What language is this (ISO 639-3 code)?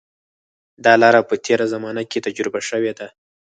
pus